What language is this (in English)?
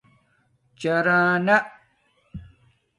Domaaki